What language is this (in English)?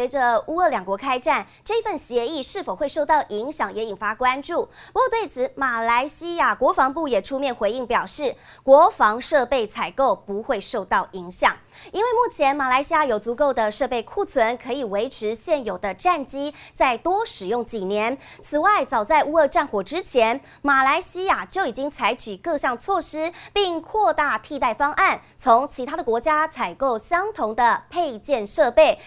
Chinese